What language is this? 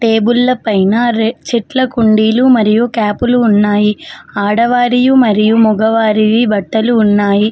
Telugu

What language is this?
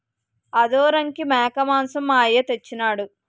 Telugu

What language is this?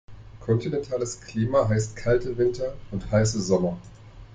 German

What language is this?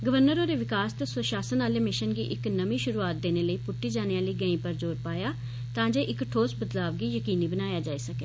Dogri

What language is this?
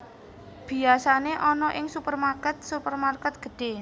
Javanese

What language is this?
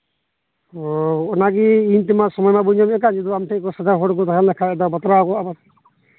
Santali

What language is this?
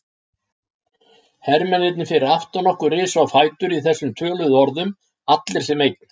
Icelandic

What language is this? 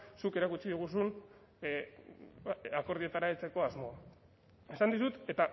Basque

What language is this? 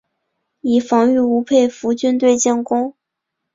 Chinese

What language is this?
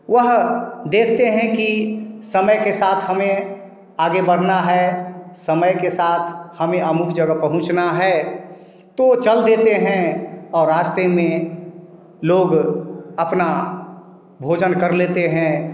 Hindi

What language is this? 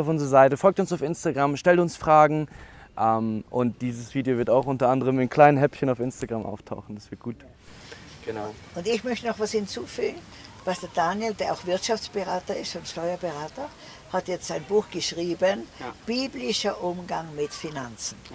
German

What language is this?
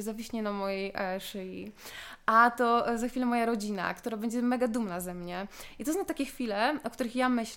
Polish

